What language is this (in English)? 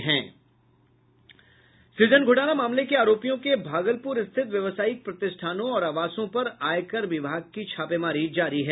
Hindi